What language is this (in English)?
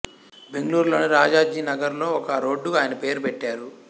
Telugu